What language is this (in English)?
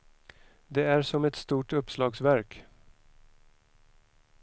Swedish